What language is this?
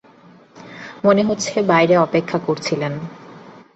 Bangla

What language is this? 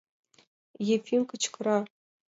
Mari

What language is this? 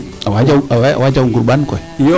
Serer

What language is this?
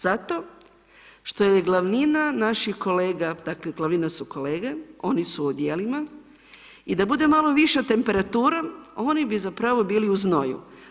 Croatian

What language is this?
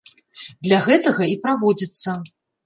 Belarusian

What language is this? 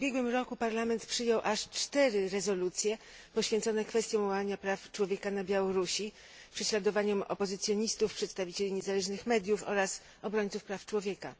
Polish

